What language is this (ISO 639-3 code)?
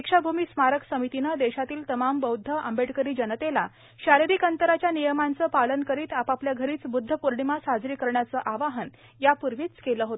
mar